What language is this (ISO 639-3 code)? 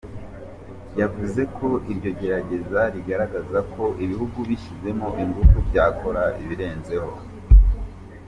kin